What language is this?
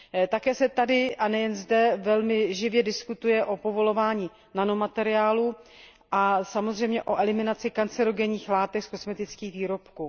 Czech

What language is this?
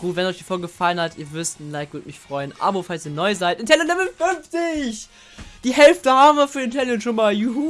German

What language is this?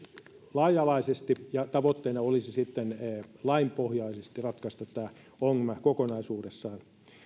Finnish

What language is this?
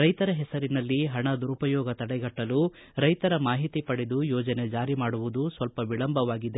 Kannada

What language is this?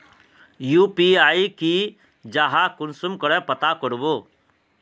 Magahi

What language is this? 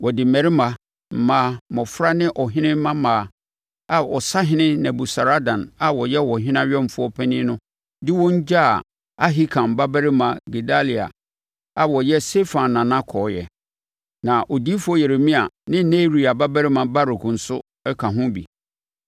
Akan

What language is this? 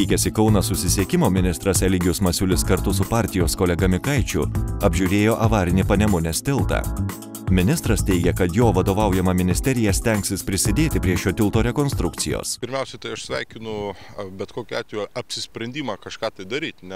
Lithuanian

